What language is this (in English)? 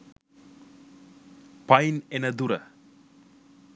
Sinhala